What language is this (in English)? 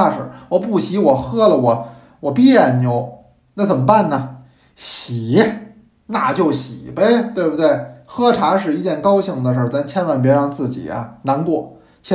Chinese